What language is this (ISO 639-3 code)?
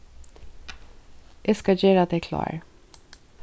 fao